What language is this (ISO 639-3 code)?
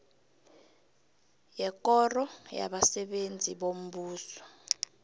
nbl